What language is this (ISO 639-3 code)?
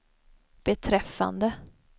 swe